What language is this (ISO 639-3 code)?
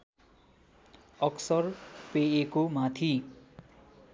nep